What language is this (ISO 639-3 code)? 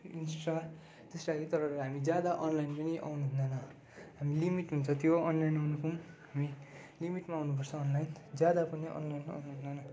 nep